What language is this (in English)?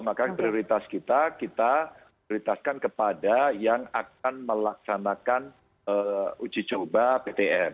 Indonesian